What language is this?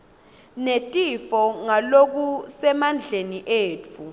Swati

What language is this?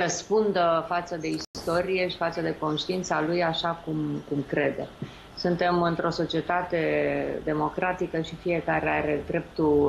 Romanian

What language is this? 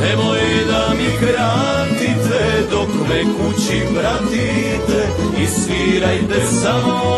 Croatian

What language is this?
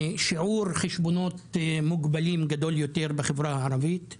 Hebrew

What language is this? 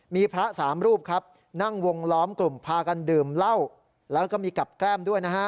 Thai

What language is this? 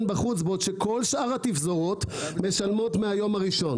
Hebrew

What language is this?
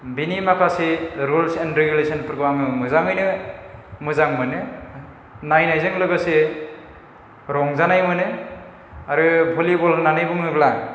Bodo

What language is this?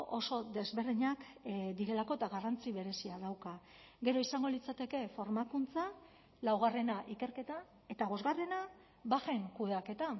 Basque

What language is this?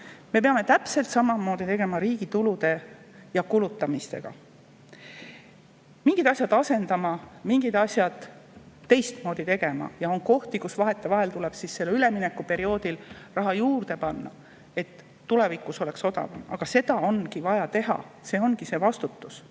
Estonian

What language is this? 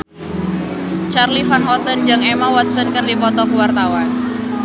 Sundanese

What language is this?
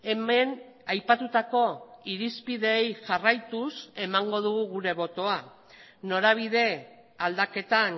Basque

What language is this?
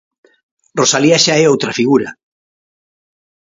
Galician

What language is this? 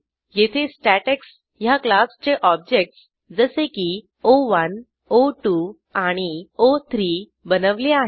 Marathi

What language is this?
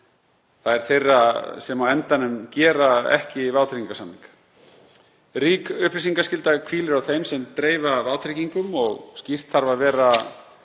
Icelandic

